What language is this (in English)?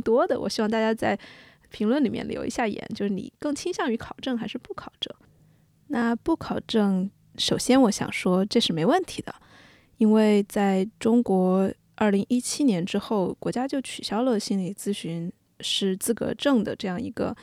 Chinese